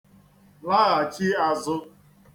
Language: Igbo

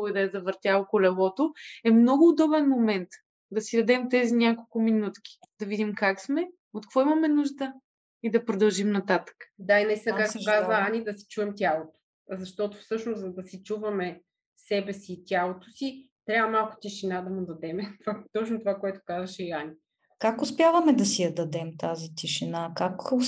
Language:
Bulgarian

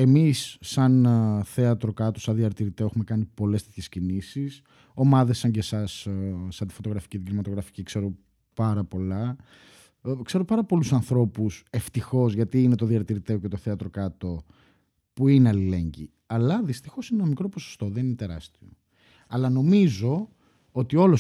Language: Greek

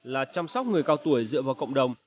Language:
Vietnamese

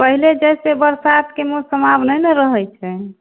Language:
Maithili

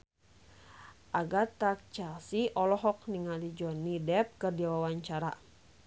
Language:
Sundanese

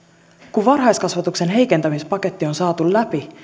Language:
Finnish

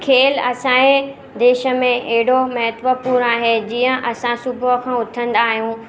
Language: Sindhi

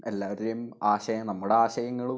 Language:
Malayalam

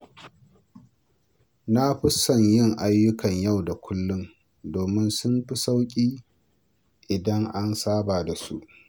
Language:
Hausa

